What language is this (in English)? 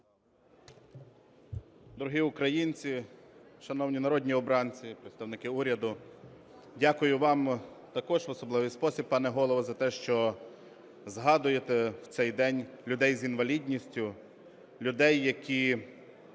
Ukrainian